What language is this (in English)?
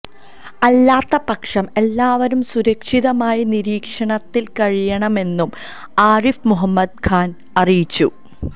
Malayalam